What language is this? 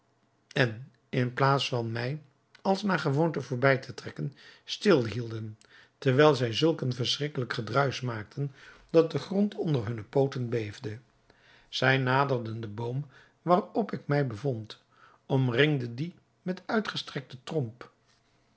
Dutch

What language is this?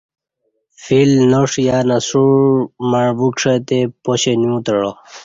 Kati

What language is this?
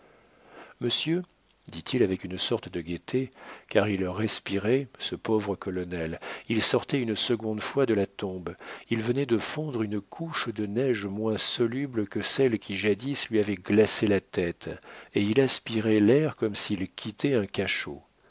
French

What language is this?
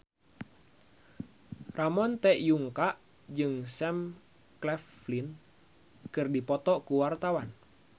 Sundanese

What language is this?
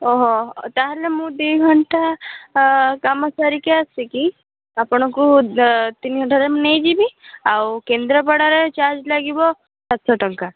Odia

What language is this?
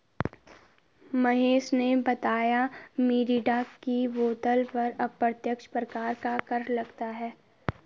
Hindi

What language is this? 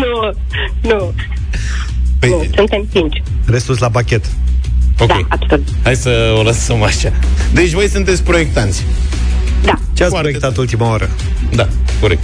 Romanian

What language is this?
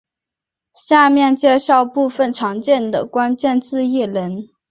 Chinese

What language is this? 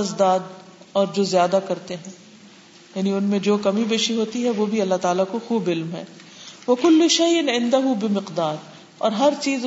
Urdu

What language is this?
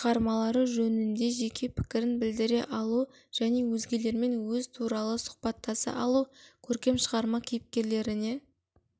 Kazakh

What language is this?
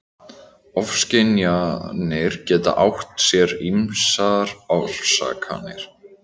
Icelandic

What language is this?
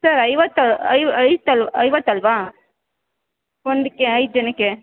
Kannada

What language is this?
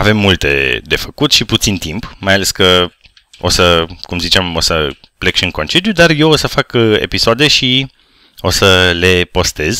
Romanian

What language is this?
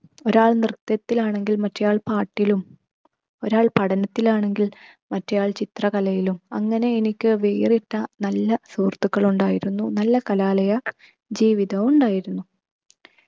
Malayalam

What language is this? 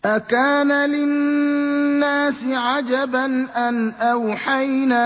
Arabic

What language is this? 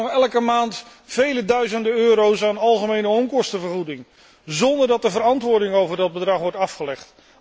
Dutch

